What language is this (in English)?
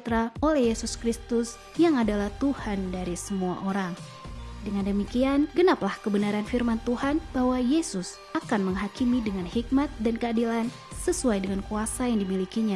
Indonesian